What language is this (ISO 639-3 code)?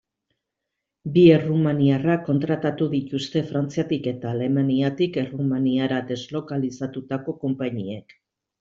eus